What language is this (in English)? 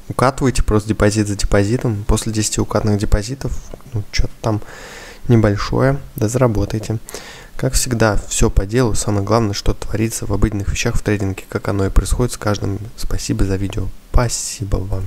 Russian